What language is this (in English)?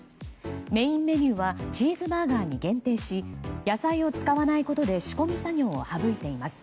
Japanese